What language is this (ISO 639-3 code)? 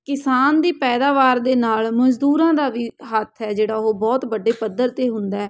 pan